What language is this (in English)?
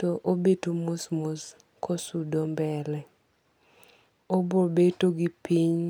Luo (Kenya and Tanzania)